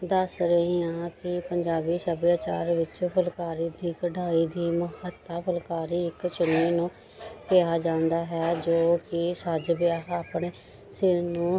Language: Punjabi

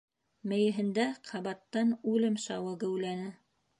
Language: Bashkir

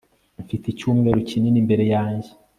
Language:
Kinyarwanda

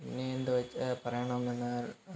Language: Malayalam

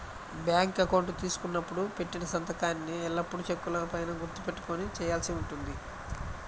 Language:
Telugu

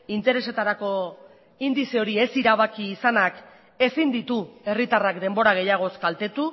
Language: Basque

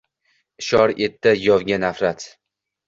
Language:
Uzbek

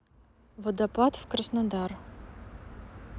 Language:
Russian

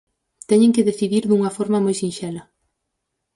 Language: Galician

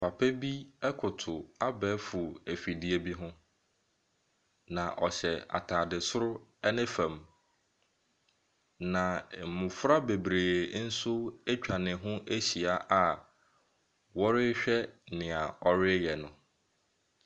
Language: Akan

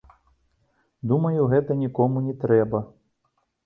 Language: Belarusian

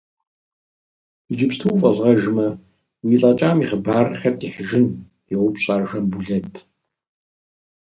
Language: Kabardian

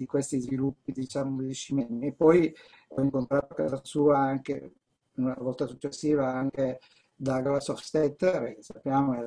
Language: Italian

